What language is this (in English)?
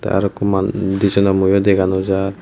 Chakma